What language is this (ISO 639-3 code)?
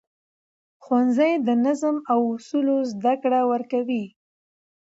pus